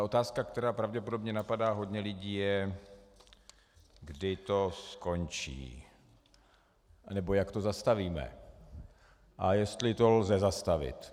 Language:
Czech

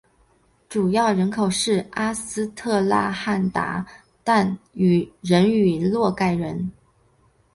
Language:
Chinese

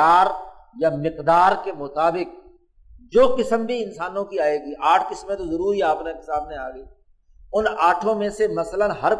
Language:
Urdu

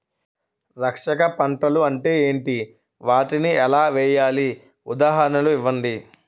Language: Telugu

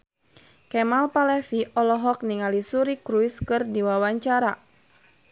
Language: Sundanese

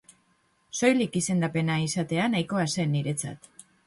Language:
Basque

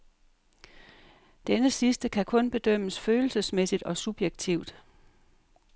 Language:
Danish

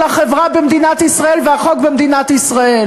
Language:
Hebrew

